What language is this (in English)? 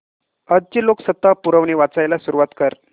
Marathi